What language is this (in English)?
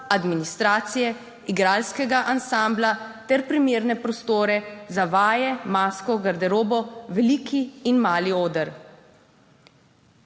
Slovenian